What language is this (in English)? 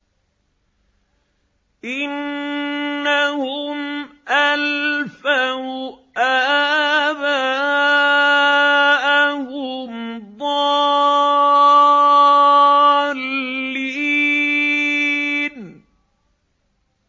Arabic